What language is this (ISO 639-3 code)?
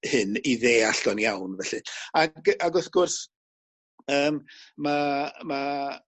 cym